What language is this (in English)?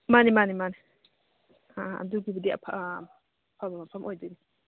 Manipuri